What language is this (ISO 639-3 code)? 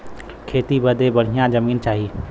bho